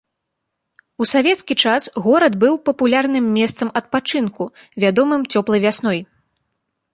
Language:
Belarusian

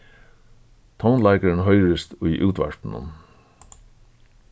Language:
Faroese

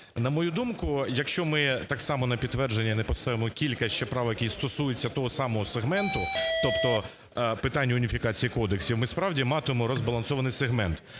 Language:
Ukrainian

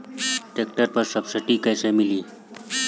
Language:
Bhojpuri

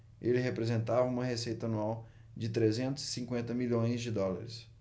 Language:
Portuguese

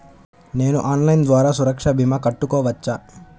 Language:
Telugu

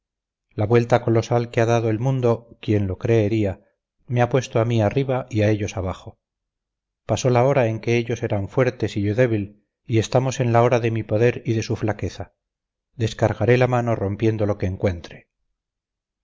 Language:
Spanish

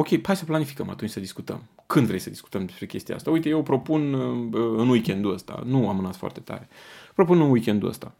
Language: Romanian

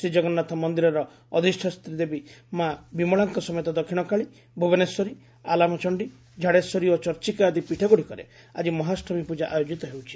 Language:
Odia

